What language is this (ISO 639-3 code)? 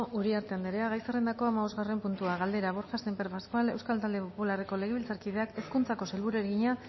eus